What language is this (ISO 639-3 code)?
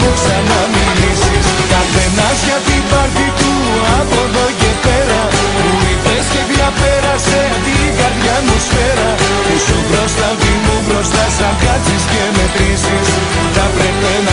ell